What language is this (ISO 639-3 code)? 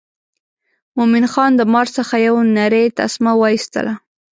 pus